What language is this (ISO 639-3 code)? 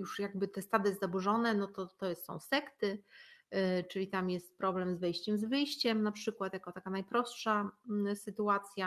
pol